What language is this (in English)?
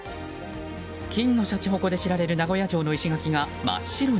Japanese